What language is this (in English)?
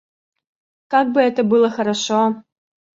Russian